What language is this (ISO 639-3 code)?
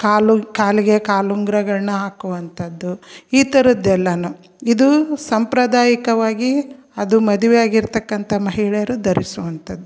kan